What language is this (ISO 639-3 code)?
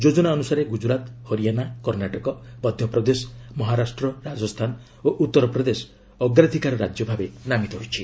ori